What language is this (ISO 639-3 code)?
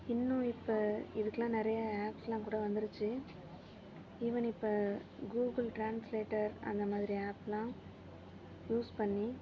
tam